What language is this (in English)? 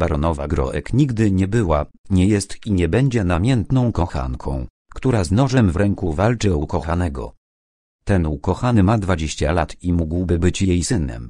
Polish